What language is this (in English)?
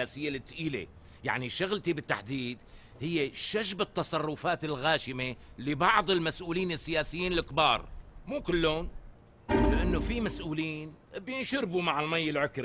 Arabic